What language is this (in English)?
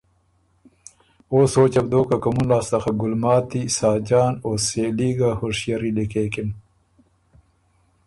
Ormuri